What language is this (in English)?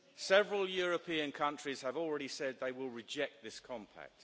English